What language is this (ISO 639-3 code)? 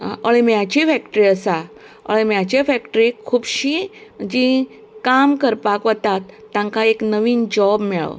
kok